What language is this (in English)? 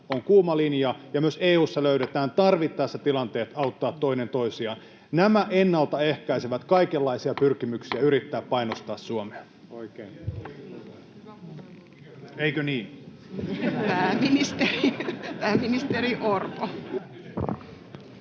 Finnish